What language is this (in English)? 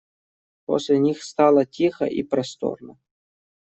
Russian